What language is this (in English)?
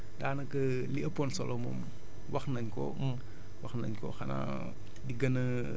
Wolof